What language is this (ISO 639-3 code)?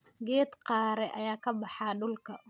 som